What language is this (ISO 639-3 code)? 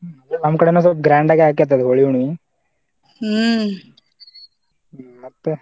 kan